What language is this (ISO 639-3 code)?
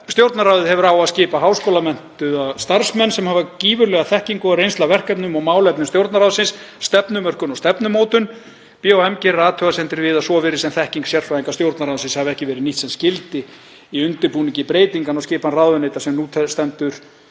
isl